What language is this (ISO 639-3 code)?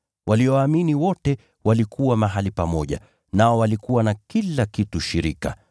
swa